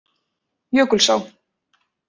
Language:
Icelandic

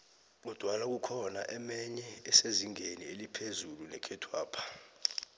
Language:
South Ndebele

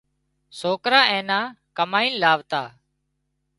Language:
Wadiyara Koli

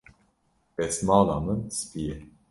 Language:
Kurdish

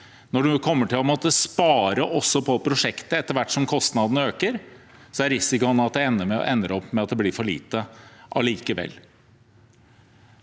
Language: Norwegian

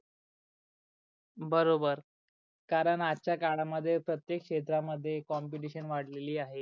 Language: Marathi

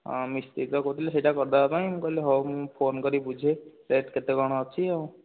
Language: Odia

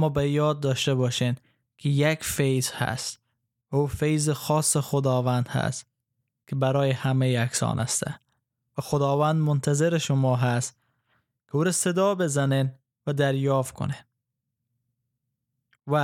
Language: Persian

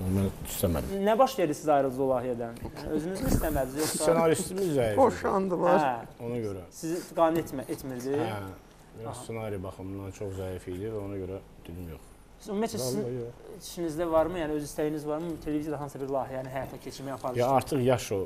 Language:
Turkish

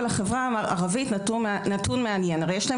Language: Hebrew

